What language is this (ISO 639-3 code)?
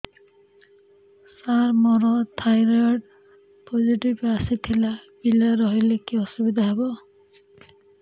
ori